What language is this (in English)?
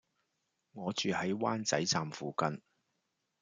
Cantonese